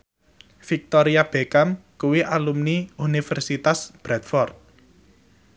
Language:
Javanese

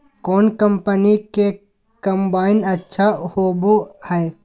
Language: Magahi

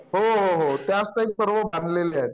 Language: Marathi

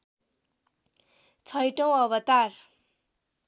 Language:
Nepali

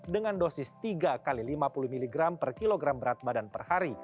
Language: Indonesian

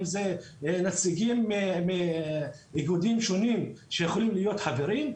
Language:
Hebrew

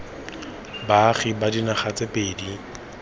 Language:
Tswana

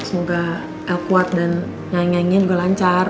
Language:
Indonesian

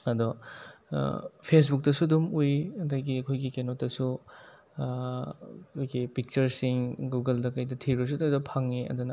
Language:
Manipuri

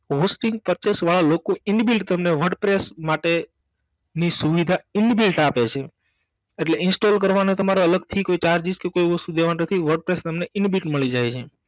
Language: Gujarati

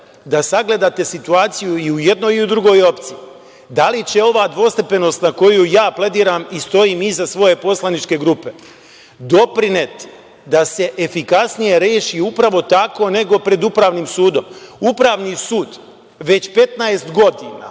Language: Serbian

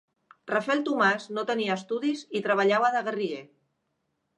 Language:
Catalan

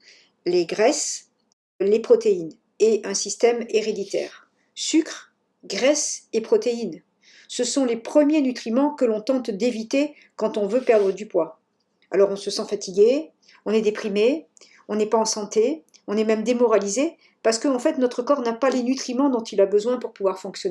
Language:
French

